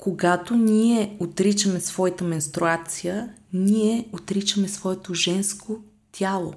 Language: Bulgarian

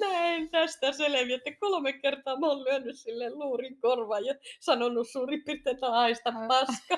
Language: Finnish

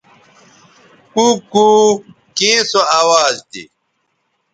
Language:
Bateri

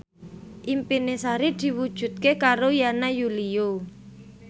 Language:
Javanese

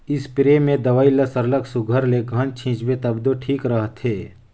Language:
Chhattisgarhi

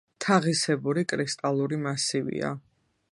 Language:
Georgian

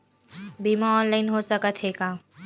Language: Chhattisgarhi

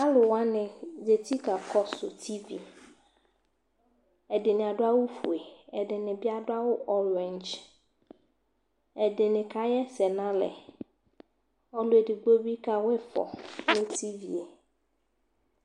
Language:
Ikposo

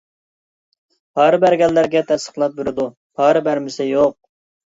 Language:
Uyghur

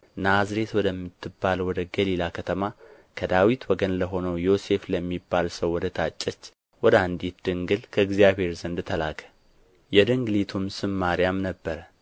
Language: Amharic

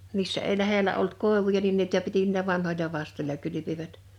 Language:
Finnish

